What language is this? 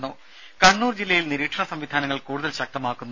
Malayalam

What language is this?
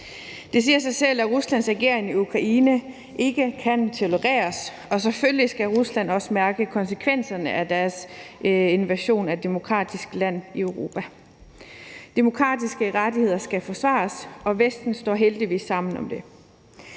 Danish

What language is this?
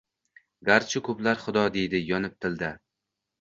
Uzbek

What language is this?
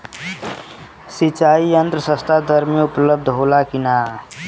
Bhojpuri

